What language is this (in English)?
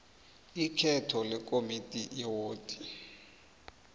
South Ndebele